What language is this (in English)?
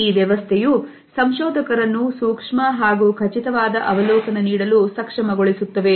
Kannada